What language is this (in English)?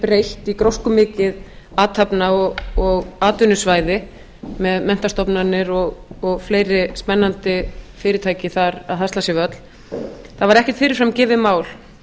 Icelandic